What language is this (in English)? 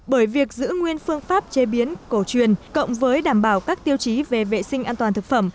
Vietnamese